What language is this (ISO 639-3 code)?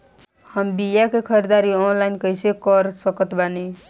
bho